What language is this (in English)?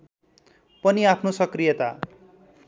Nepali